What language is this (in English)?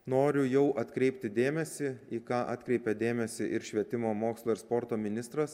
Lithuanian